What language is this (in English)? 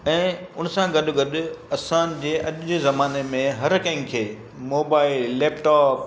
Sindhi